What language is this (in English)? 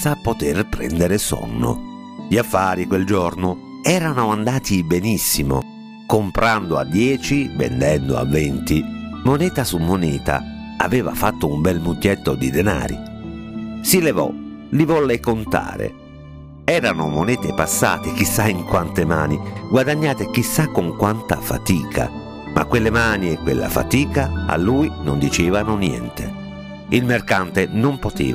Italian